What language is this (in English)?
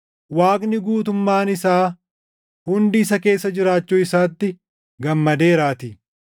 Oromo